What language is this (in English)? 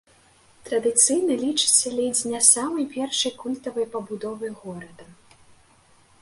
Belarusian